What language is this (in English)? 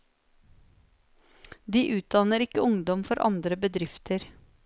Norwegian